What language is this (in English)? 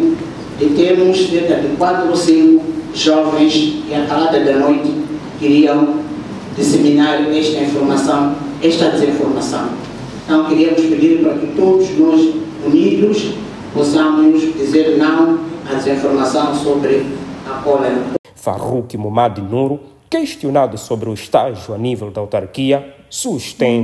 Portuguese